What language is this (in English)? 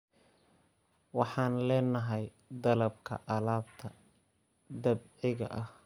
Somali